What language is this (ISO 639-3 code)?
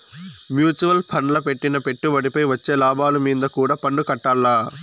tel